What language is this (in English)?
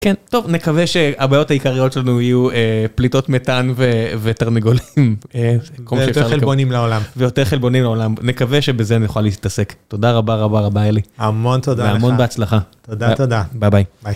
Hebrew